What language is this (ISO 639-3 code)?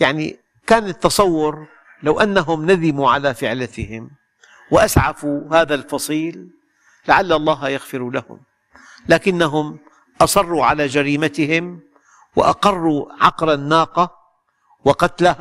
ara